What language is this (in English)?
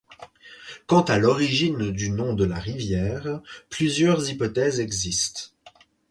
French